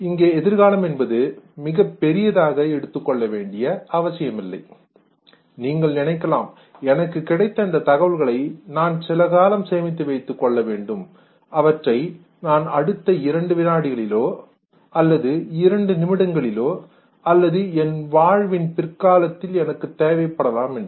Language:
Tamil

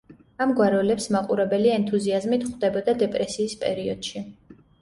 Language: Georgian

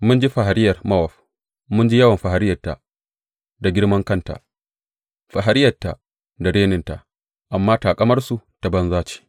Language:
Hausa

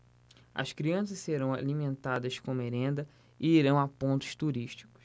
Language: Portuguese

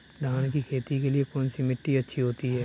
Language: Hindi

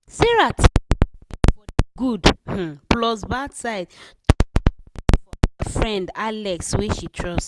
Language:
Nigerian Pidgin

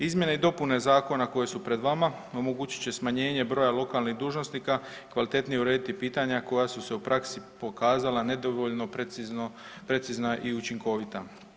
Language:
Croatian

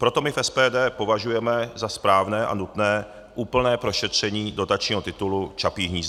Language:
Czech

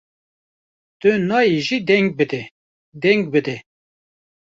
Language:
Kurdish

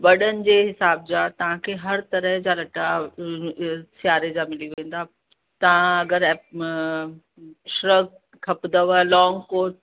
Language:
Sindhi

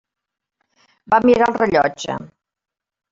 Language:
Catalan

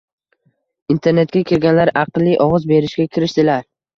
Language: Uzbek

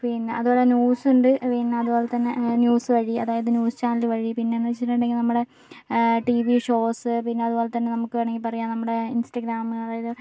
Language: Malayalam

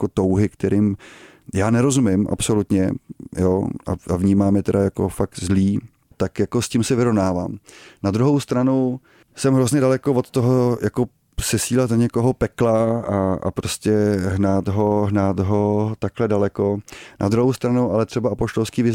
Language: Czech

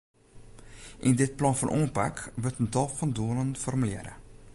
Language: Western Frisian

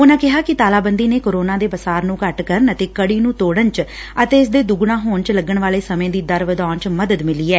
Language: Punjabi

